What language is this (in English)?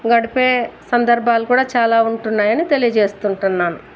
Telugu